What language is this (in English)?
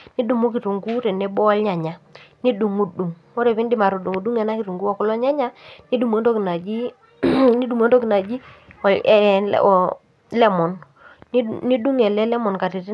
Masai